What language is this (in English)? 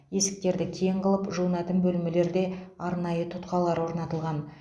Kazakh